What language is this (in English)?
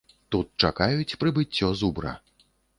Belarusian